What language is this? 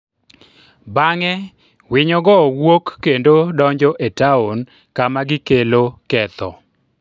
Luo (Kenya and Tanzania)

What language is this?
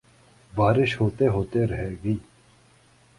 Urdu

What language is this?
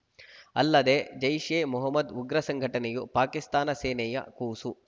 Kannada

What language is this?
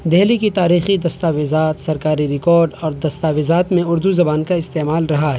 Urdu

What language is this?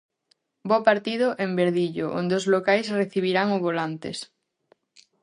Galician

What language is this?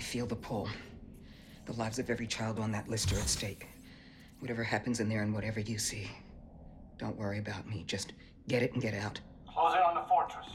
English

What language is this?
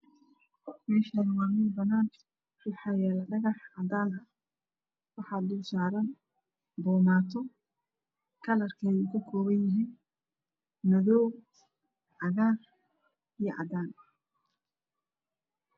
Somali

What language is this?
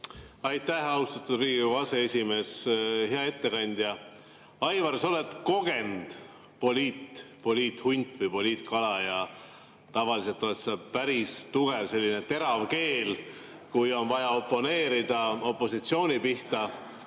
Estonian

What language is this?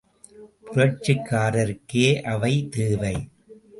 Tamil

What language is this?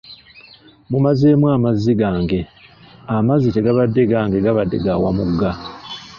Ganda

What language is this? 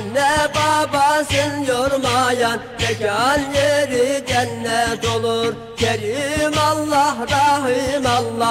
Arabic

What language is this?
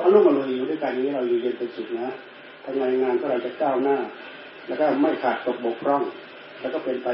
Thai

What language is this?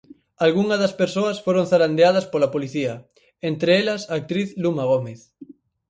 Galician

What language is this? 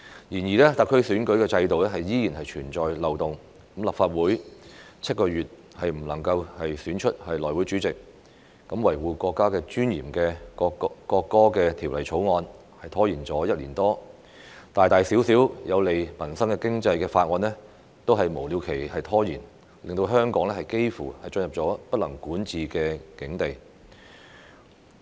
Cantonese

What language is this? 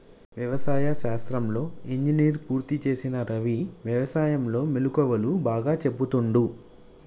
Telugu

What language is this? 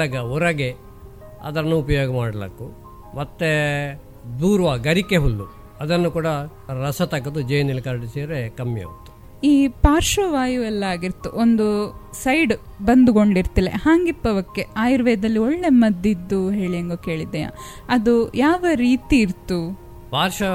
Kannada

